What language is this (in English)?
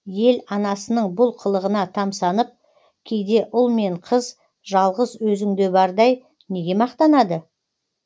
Kazakh